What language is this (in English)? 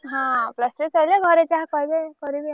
Odia